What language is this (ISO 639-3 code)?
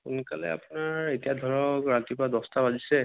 asm